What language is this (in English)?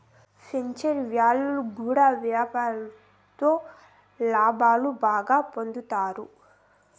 Telugu